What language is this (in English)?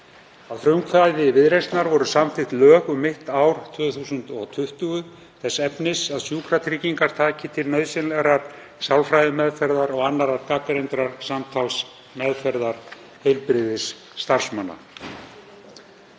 Icelandic